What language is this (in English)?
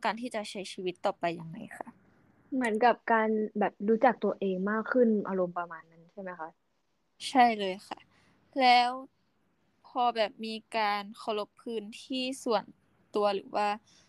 Thai